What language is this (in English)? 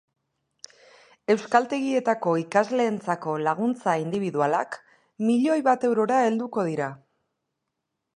Basque